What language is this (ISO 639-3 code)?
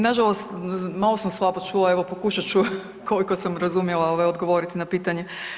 hrv